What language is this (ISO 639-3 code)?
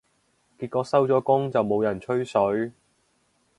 yue